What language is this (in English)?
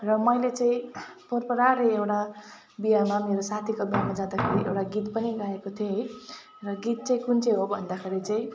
Nepali